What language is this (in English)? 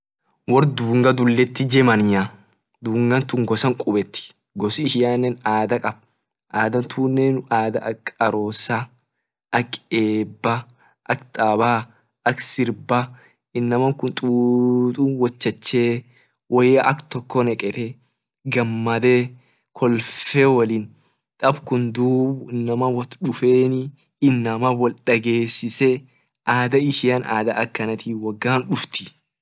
Orma